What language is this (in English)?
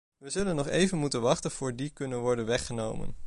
Dutch